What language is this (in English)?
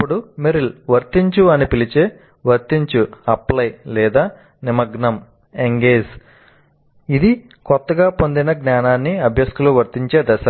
Telugu